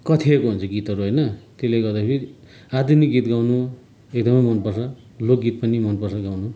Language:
Nepali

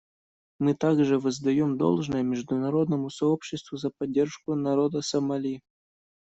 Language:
Russian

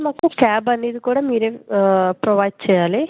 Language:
Telugu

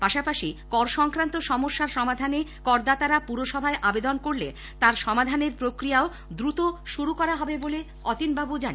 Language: Bangla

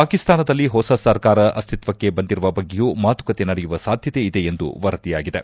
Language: Kannada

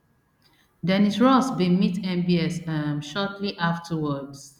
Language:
Nigerian Pidgin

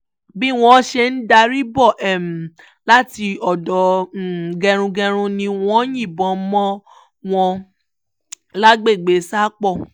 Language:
Yoruba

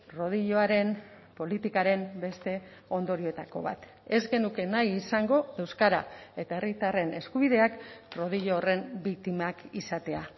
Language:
Basque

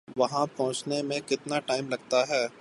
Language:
Urdu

